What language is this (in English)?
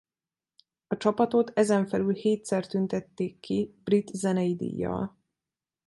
Hungarian